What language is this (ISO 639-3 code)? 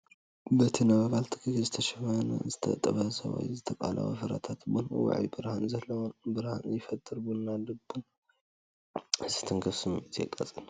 tir